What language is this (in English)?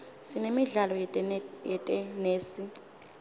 Swati